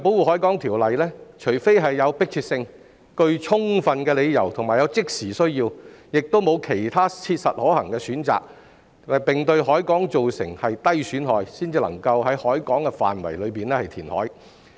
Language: Cantonese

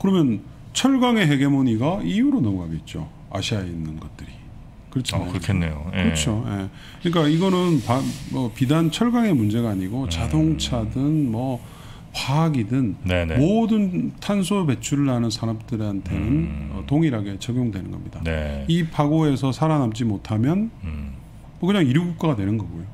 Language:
Korean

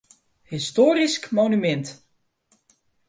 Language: Western Frisian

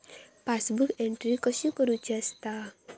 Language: Marathi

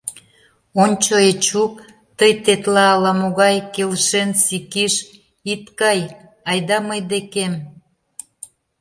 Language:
Mari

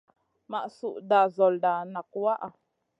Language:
Masana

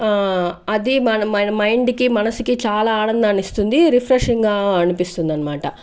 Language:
Telugu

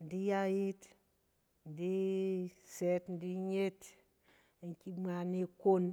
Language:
Cen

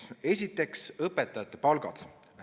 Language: Estonian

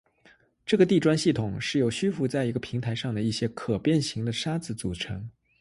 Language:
Chinese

